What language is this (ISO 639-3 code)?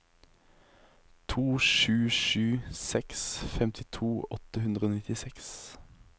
nor